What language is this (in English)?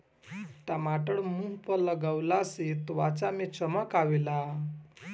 Bhojpuri